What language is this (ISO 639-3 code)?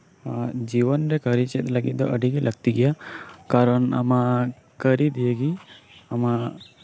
sat